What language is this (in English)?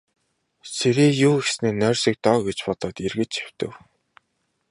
Mongolian